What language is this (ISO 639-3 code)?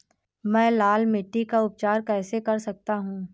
hin